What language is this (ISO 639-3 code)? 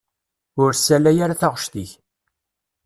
kab